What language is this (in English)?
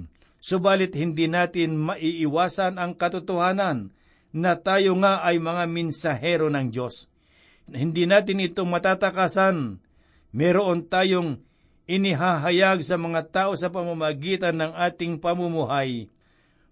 Filipino